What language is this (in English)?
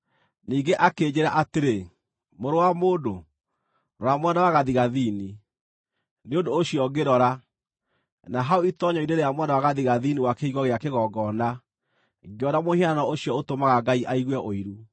Kikuyu